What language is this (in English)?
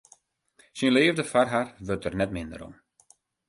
Western Frisian